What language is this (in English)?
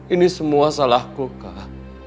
Indonesian